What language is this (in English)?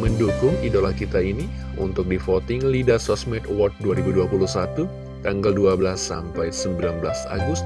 Indonesian